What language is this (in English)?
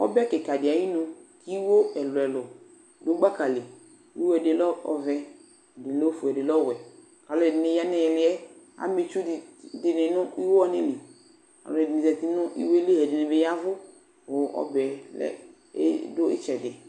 Ikposo